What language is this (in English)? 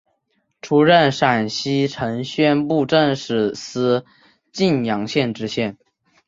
Chinese